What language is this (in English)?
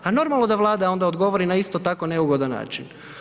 Croatian